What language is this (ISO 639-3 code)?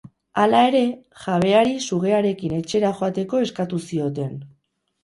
eus